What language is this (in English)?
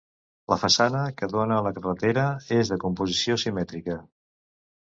Catalan